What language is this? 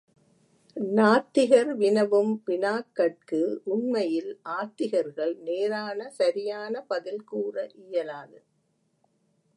Tamil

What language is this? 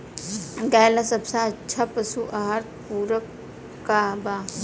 Bhojpuri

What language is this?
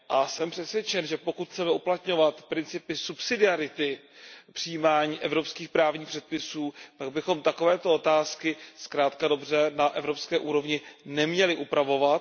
Czech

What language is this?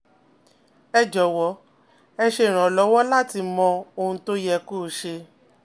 Yoruba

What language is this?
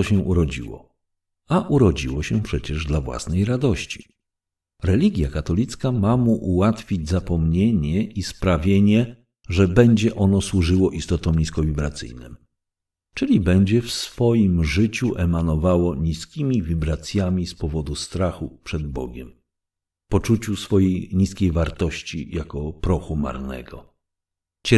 Polish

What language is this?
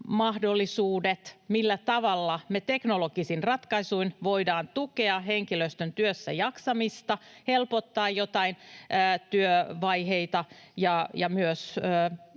Finnish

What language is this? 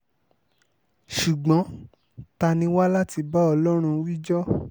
Yoruba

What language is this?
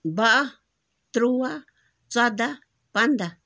Kashmiri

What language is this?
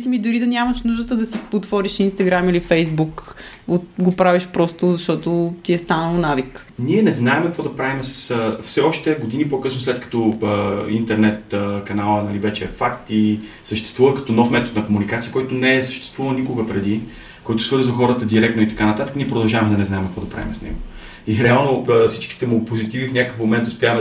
Bulgarian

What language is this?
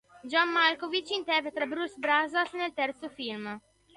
Italian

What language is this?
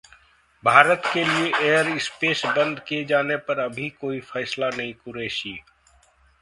Hindi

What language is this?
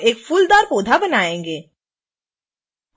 Hindi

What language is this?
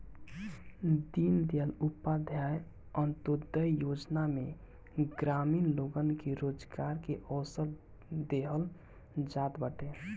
Bhojpuri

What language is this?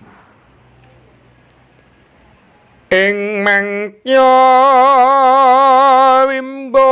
Indonesian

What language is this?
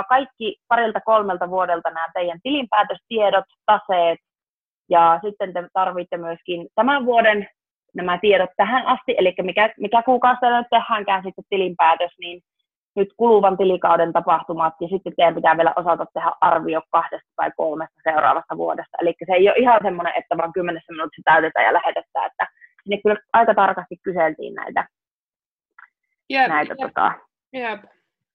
Finnish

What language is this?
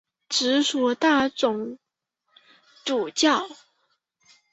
Chinese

